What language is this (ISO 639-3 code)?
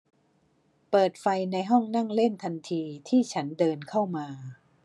tha